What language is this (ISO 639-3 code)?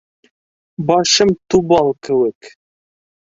bak